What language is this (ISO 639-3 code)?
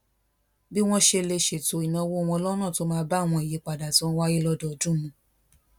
yor